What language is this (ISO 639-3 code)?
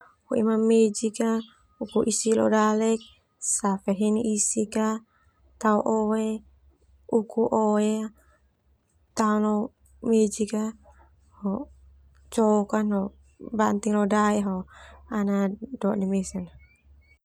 twu